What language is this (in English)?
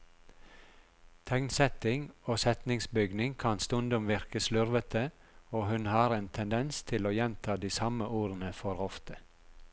Norwegian